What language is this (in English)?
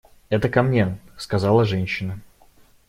Russian